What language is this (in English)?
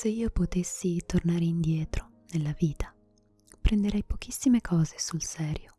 Italian